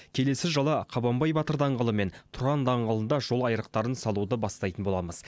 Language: Kazakh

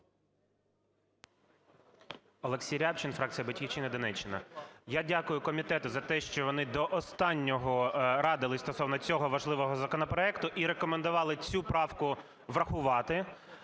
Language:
Ukrainian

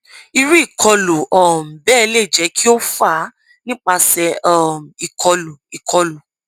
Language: Yoruba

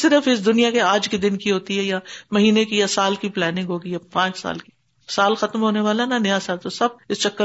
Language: Urdu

